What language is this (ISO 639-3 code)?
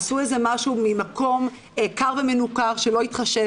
heb